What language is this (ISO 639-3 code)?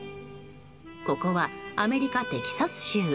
jpn